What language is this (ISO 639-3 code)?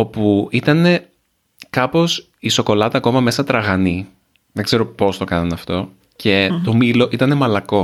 ell